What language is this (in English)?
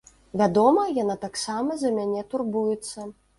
Belarusian